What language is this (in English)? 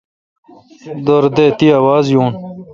Kalkoti